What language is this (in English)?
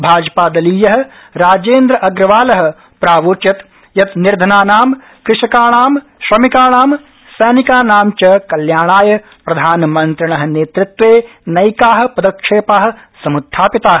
Sanskrit